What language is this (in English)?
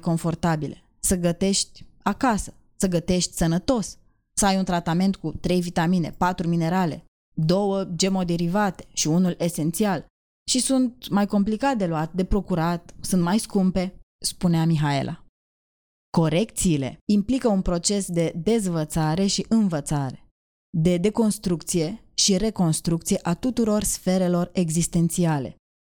Romanian